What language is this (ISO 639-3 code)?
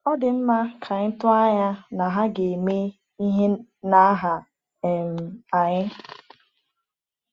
ibo